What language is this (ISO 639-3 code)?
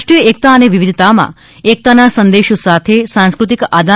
guj